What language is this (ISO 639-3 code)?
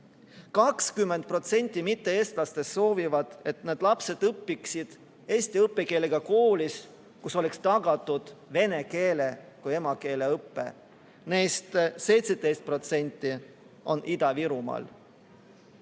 est